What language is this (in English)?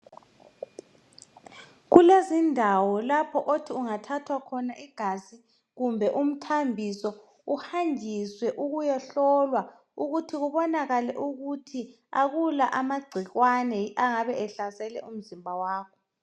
North Ndebele